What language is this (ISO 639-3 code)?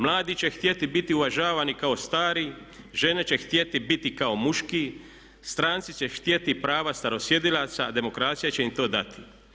hrv